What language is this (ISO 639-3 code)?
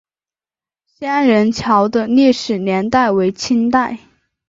zho